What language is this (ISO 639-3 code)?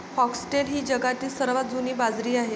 mar